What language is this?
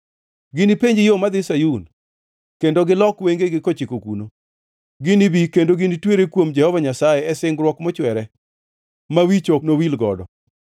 Luo (Kenya and Tanzania)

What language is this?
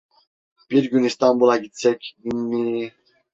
Turkish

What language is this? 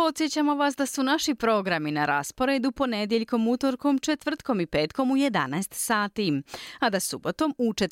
Croatian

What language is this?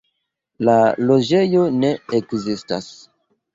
Esperanto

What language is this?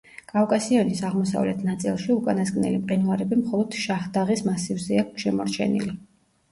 Georgian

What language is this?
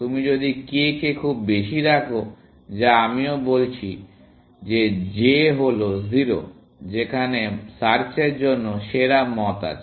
Bangla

